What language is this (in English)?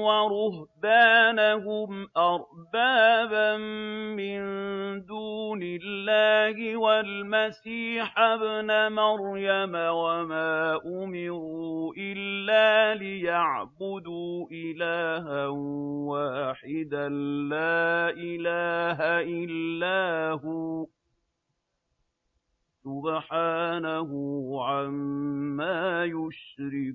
Arabic